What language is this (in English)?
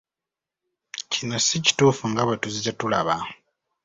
Ganda